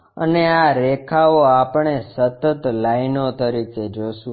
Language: Gujarati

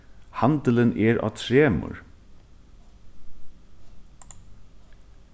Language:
Faroese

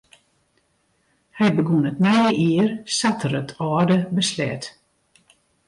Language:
Western Frisian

